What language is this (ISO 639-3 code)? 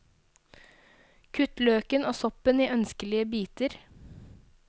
nor